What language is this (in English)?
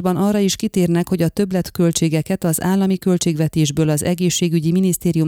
Hungarian